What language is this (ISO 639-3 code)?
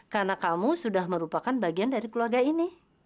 ind